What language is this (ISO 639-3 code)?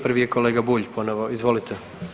hrv